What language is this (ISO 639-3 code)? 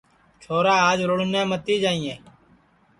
ssi